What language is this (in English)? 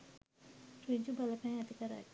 Sinhala